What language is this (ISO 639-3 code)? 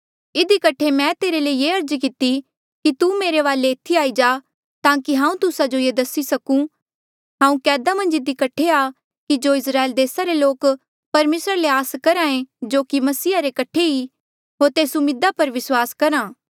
mjl